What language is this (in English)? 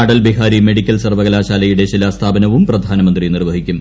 Malayalam